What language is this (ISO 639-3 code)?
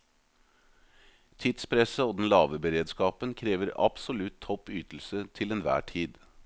nor